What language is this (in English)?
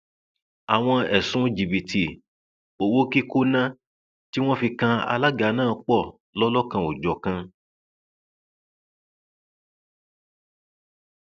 Yoruba